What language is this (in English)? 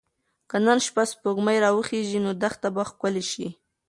Pashto